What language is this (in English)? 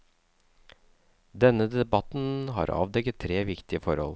Norwegian